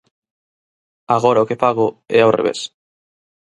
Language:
Galician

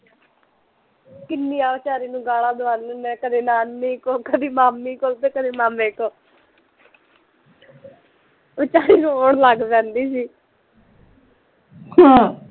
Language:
Punjabi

